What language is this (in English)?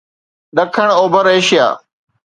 Sindhi